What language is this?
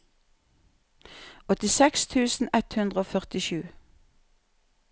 Norwegian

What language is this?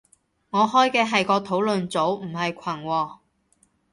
Cantonese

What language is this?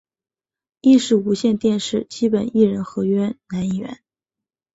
Chinese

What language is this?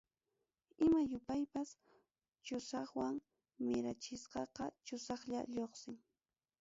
Ayacucho Quechua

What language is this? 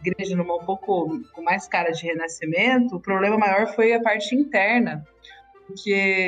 Portuguese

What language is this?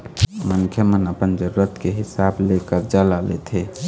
Chhattisgarhi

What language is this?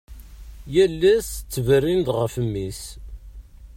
Kabyle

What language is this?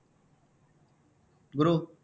Tamil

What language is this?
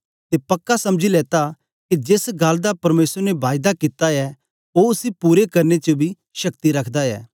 Dogri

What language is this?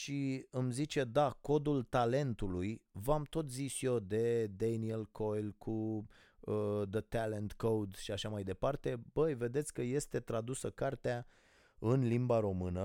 Romanian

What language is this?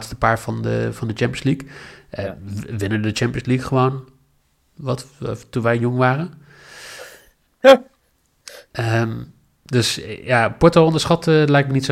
Dutch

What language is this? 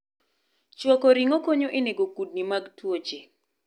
Luo (Kenya and Tanzania)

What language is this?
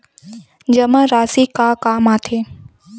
Chhattisgarhi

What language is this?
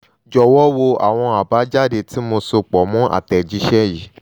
Yoruba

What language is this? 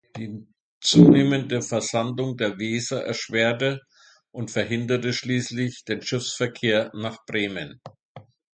German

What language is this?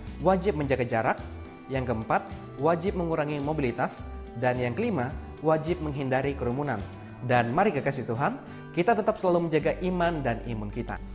Indonesian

